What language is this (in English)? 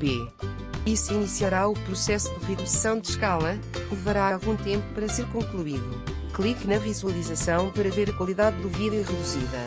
Portuguese